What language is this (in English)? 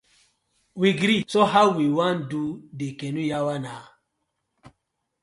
Nigerian Pidgin